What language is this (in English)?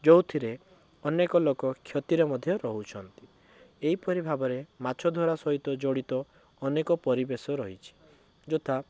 Odia